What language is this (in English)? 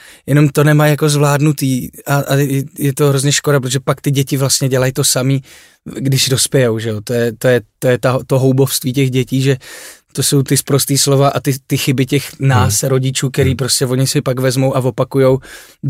Czech